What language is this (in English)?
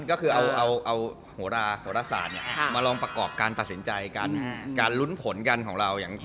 Thai